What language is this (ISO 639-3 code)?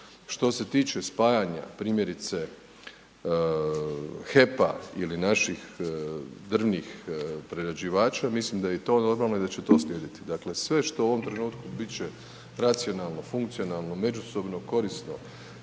hrv